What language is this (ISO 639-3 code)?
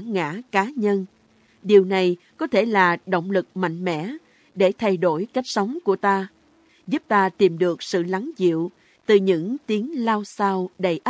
vie